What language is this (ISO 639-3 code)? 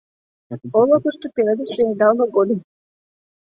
chm